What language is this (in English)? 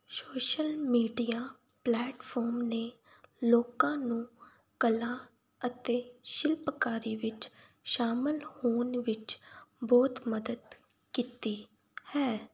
Punjabi